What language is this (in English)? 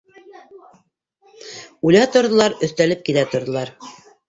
Bashkir